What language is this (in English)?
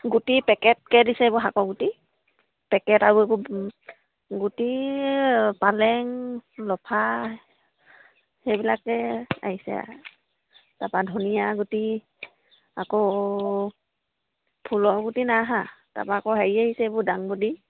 Assamese